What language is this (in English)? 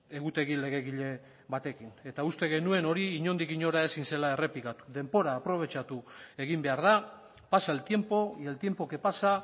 Basque